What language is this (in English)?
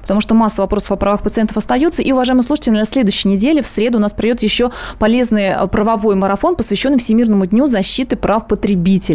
Russian